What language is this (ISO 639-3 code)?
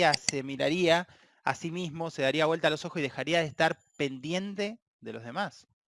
spa